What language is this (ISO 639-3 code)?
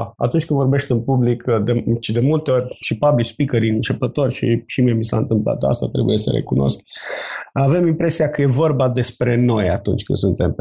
ron